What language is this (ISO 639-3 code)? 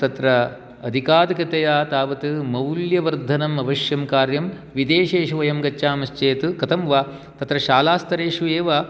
san